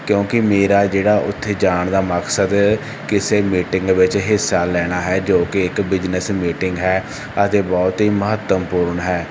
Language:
Punjabi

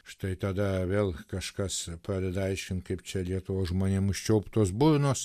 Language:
Lithuanian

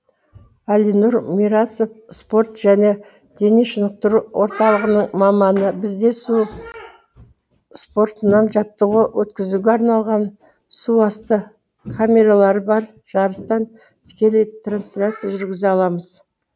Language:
Kazakh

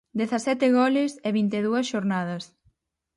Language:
Galician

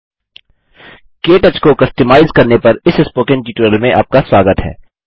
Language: Hindi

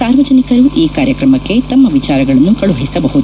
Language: Kannada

